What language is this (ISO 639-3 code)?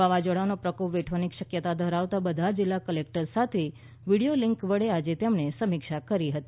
guj